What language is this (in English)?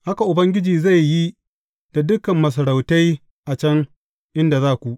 Hausa